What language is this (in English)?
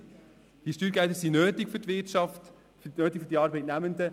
Swiss German